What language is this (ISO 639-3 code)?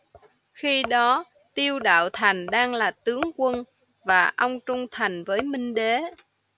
vie